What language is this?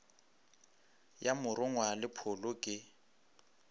Northern Sotho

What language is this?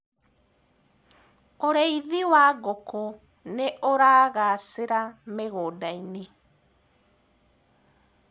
Kikuyu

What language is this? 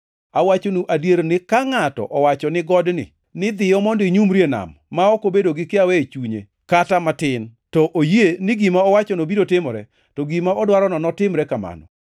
Luo (Kenya and Tanzania)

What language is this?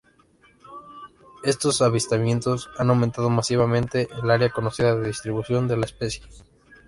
Spanish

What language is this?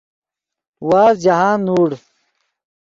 Yidgha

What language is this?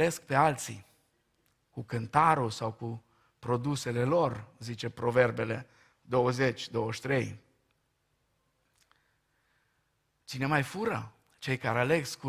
Romanian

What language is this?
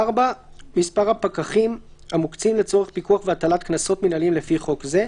Hebrew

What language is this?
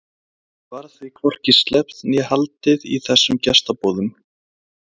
Icelandic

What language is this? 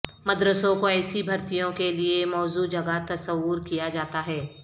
Urdu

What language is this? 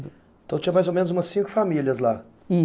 Portuguese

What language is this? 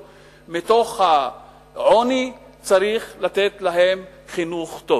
Hebrew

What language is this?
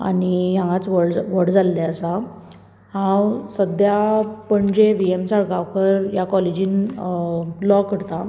Konkani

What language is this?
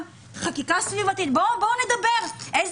Hebrew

